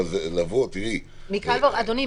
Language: Hebrew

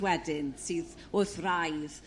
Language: Welsh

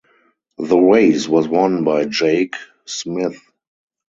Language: English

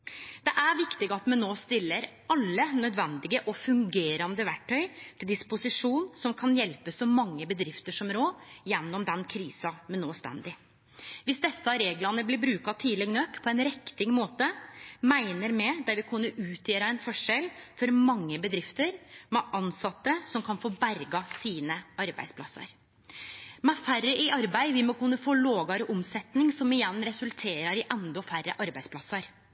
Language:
Norwegian Nynorsk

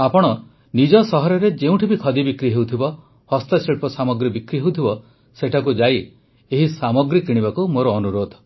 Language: Odia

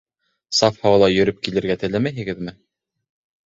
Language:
Bashkir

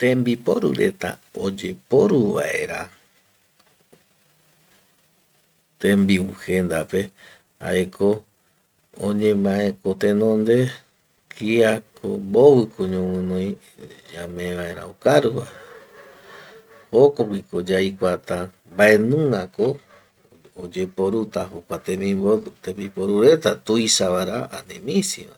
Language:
Eastern Bolivian Guaraní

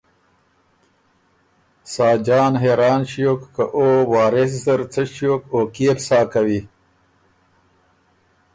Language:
Ormuri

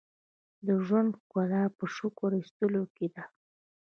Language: Pashto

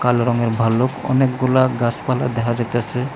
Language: Bangla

